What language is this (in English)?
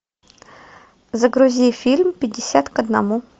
Russian